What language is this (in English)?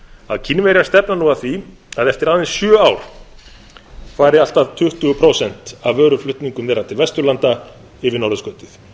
Icelandic